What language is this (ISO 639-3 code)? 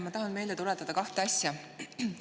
est